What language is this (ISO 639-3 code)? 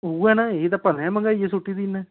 doi